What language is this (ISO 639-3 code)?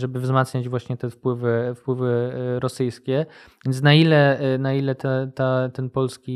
pol